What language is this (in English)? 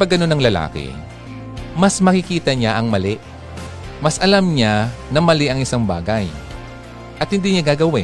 Filipino